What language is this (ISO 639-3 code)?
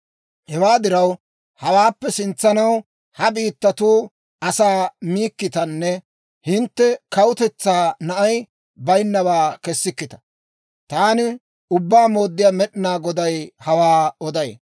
dwr